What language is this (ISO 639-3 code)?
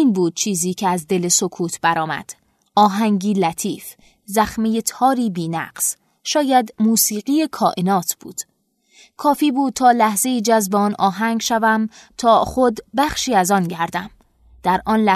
fas